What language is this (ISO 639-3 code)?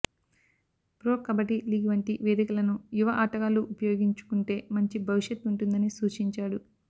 tel